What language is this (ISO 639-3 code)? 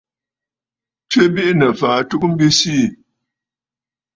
bfd